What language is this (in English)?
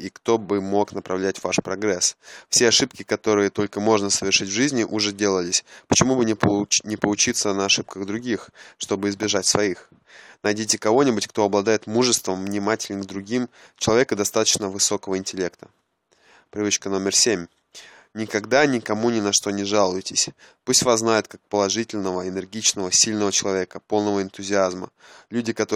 Russian